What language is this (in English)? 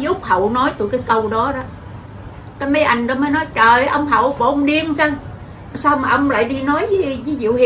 Vietnamese